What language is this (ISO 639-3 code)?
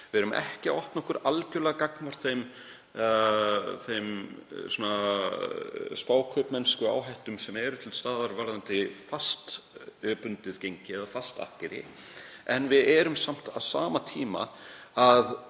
isl